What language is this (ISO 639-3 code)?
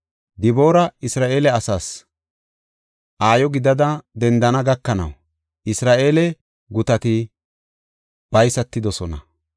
gof